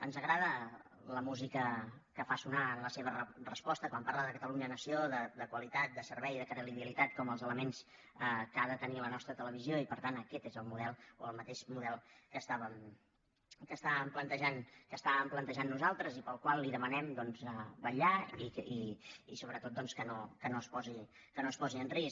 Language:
Catalan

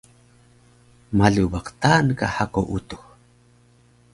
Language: Taroko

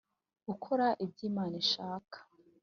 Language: Kinyarwanda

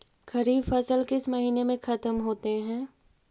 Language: Magahi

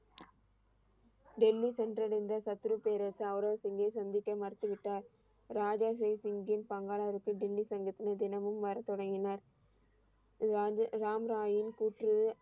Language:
Tamil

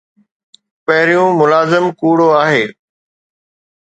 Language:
Sindhi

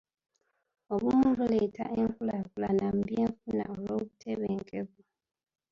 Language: Ganda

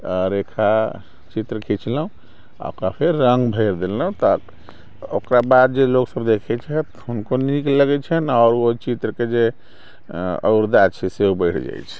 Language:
Maithili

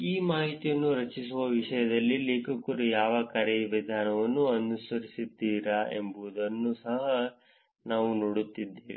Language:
Kannada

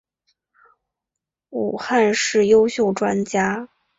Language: Chinese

